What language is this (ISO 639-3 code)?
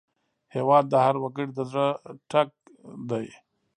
pus